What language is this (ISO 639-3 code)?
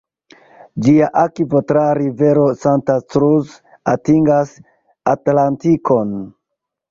epo